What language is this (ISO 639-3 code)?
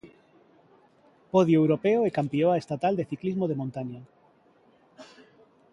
glg